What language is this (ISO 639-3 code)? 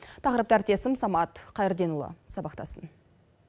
kaz